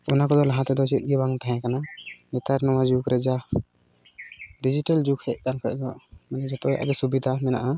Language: Santali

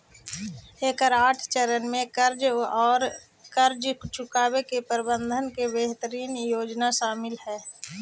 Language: Magahi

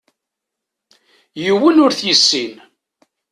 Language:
Kabyle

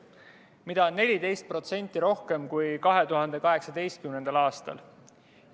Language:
Estonian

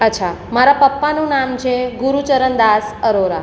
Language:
Gujarati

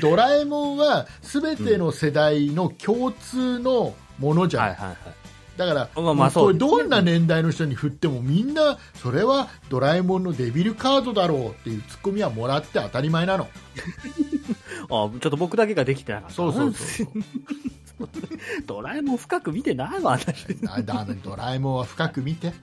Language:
Japanese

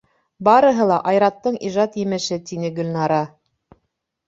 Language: Bashkir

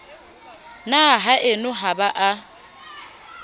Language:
Southern Sotho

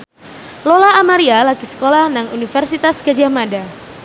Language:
Javanese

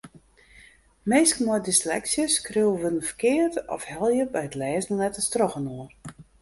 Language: Western Frisian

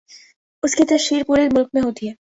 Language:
Urdu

